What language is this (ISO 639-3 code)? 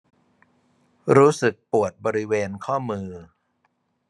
tha